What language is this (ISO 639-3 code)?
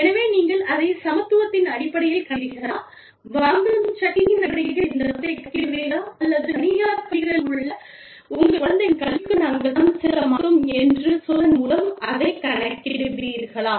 tam